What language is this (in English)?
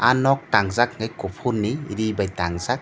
Kok Borok